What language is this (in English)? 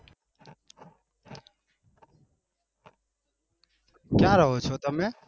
Gujarati